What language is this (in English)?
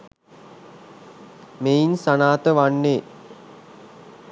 Sinhala